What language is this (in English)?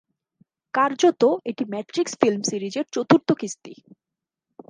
Bangla